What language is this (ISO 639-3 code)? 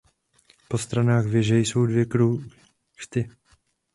ces